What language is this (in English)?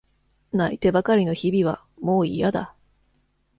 Japanese